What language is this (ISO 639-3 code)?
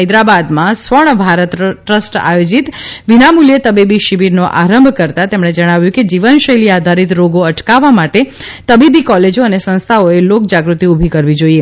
guj